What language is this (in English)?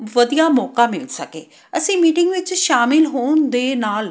Punjabi